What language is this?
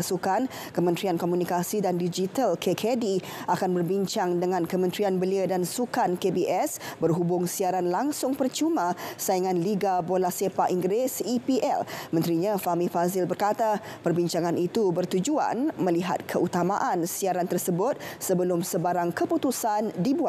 Malay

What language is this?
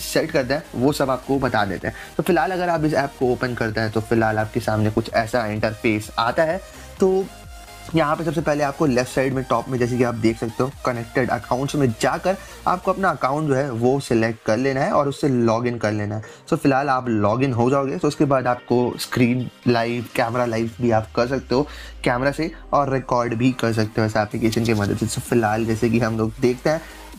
Hindi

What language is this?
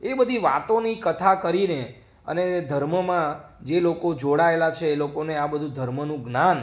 Gujarati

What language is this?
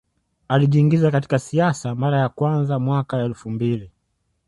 Swahili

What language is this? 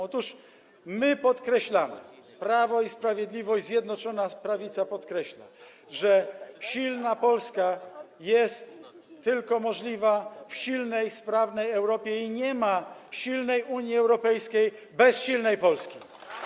Polish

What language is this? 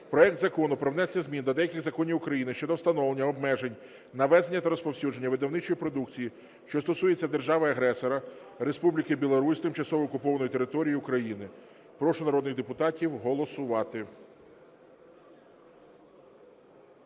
Ukrainian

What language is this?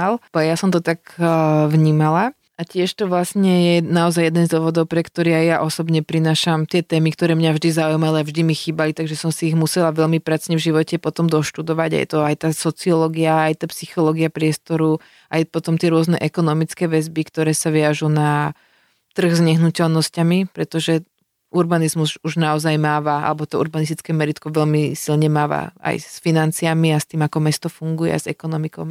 Slovak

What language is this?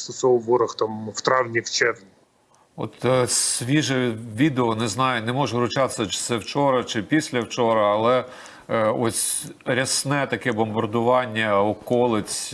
Ukrainian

